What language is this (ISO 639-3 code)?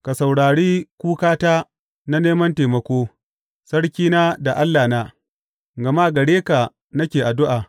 hau